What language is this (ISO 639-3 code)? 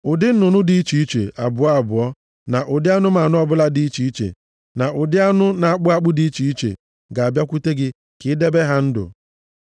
ibo